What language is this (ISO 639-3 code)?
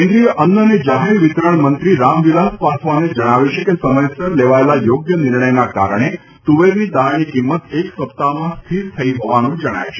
guj